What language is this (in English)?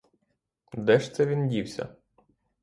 Ukrainian